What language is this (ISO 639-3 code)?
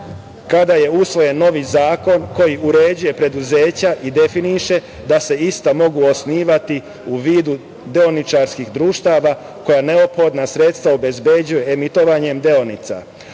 srp